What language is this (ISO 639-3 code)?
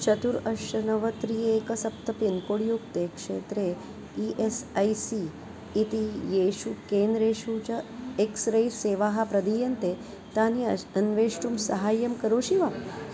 san